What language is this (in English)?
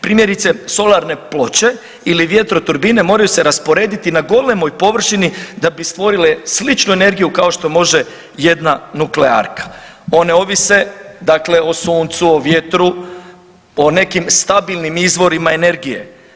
Croatian